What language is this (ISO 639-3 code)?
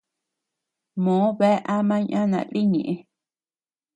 cux